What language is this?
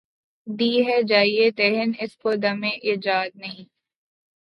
Urdu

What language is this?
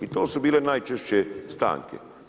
Croatian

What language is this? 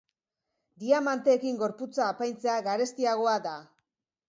Basque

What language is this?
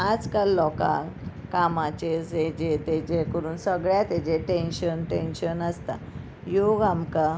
Konkani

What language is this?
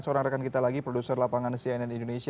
Indonesian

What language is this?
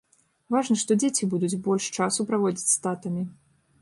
Belarusian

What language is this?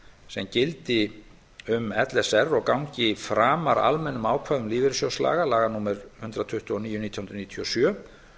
Icelandic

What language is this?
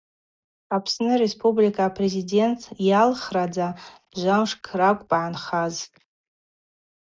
Abaza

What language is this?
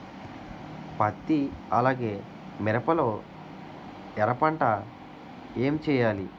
Telugu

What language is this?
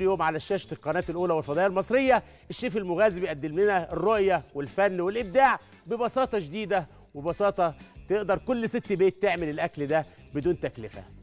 Arabic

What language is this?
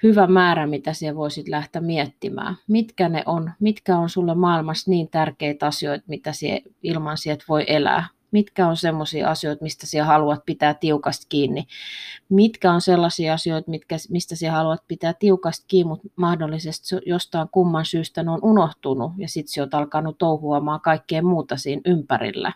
Finnish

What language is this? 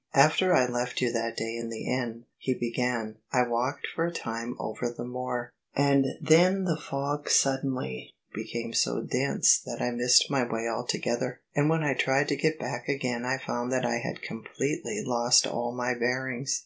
English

